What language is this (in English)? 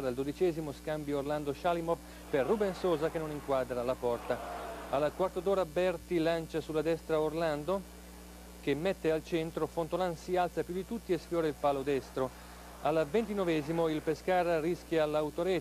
Italian